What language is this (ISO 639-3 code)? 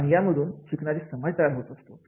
mar